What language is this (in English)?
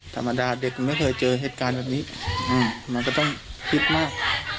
Thai